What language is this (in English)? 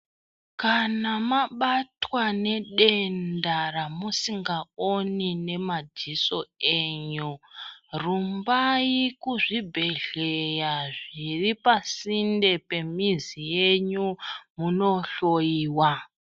Ndau